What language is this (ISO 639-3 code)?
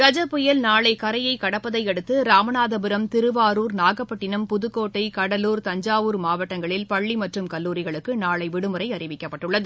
tam